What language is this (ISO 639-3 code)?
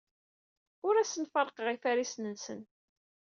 kab